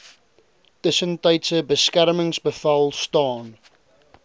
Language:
Afrikaans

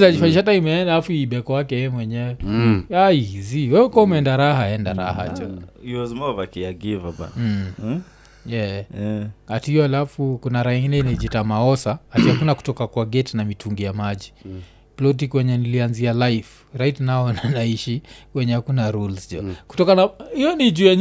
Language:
Swahili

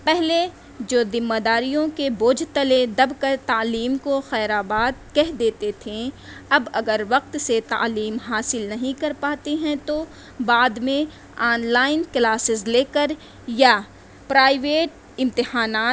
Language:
Urdu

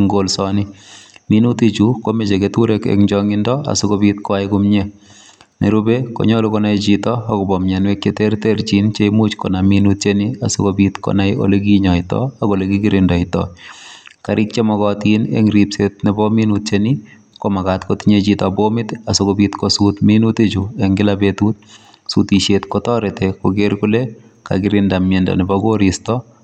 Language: Kalenjin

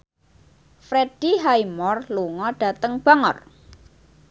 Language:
Javanese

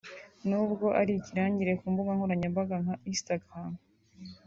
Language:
Kinyarwanda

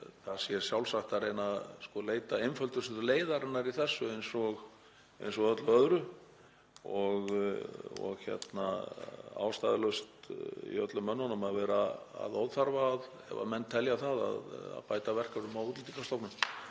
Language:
Icelandic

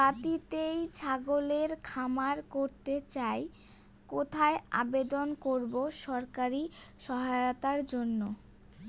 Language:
Bangla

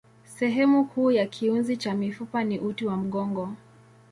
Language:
Swahili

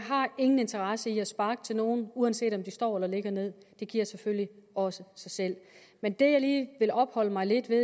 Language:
Danish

